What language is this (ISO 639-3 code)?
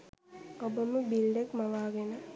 sin